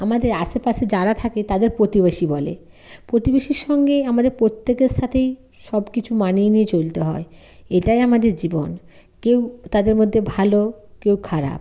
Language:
Bangla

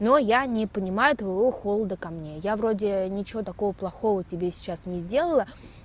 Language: Russian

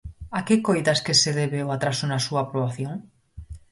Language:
Galician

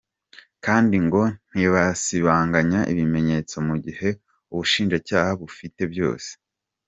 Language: Kinyarwanda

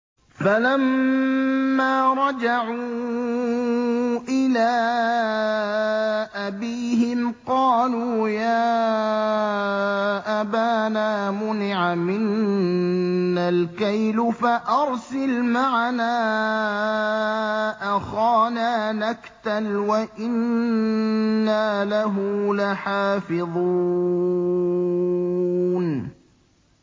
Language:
Arabic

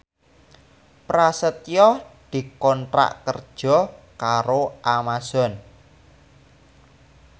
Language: Javanese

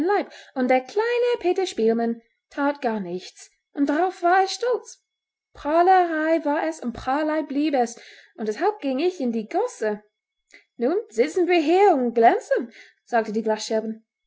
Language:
German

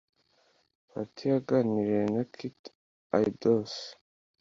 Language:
Kinyarwanda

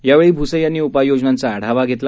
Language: Marathi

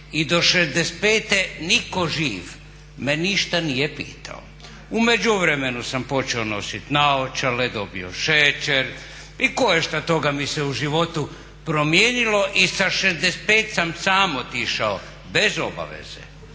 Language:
Croatian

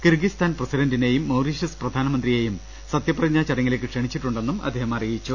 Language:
Malayalam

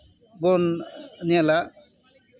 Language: Santali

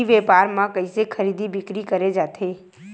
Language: Chhattisgarhi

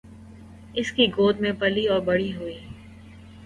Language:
Urdu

